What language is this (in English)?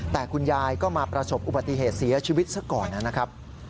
Thai